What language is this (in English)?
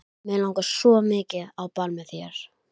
Icelandic